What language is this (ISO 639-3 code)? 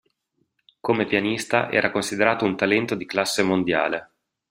ita